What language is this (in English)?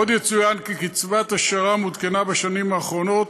Hebrew